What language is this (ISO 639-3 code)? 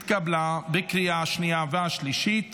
heb